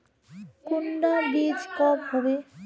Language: Magahi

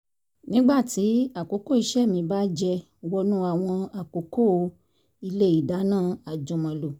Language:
Yoruba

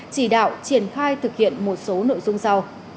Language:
Vietnamese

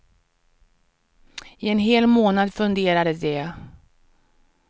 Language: Swedish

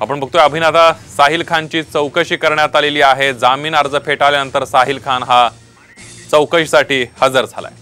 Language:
Marathi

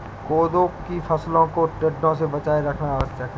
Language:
Hindi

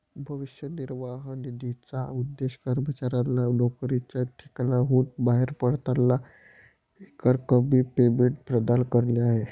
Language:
Marathi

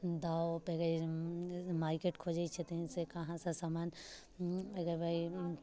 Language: Maithili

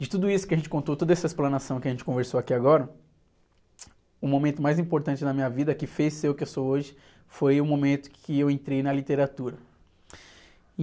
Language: Portuguese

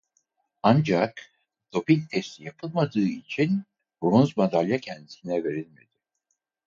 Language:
Turkish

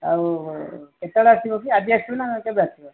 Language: Odia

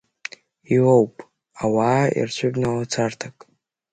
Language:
Abkhazian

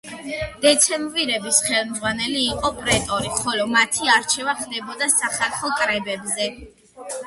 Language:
Georgian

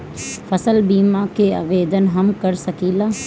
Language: Bhojpuri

